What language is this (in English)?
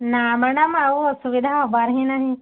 Odia